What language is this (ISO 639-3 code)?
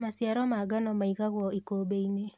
kik